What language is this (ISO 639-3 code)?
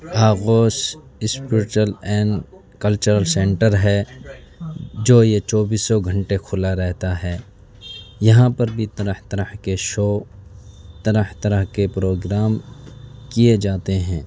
urd